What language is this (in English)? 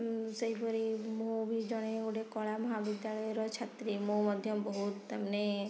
Odia